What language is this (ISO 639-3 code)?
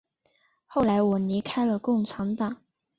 zho